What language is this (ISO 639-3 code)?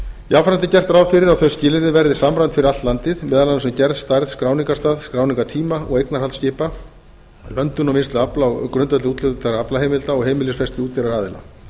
isl